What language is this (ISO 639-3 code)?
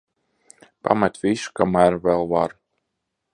lav